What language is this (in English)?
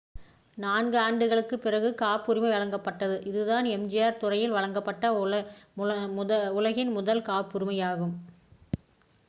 Tamil